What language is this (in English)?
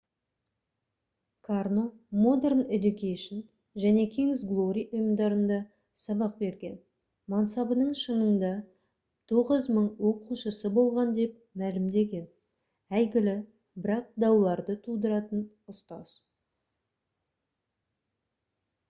Kazakh